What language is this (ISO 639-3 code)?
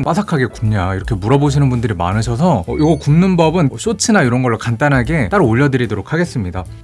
kor